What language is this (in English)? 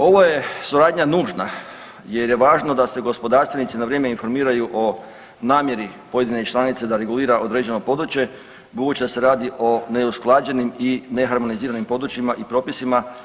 Croatian